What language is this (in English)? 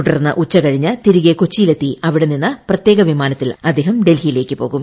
Malayalam